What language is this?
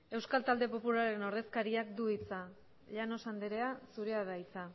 Basque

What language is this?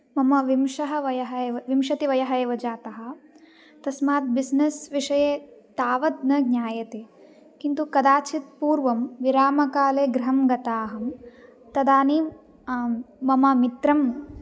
Sanskrit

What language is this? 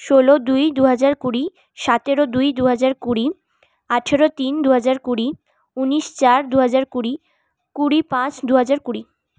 Bangla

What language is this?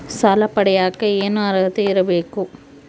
Kannada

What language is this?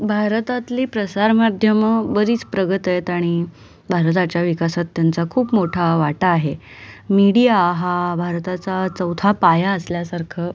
Marathi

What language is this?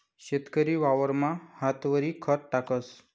Marathi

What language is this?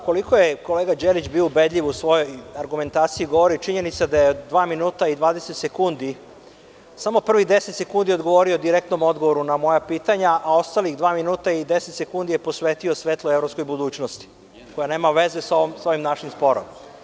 Serbian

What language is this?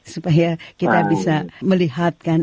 Indonesian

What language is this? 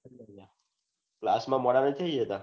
Gujarati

